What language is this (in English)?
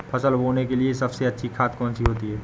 Hindi